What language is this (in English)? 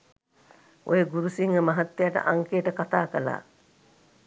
Sinhala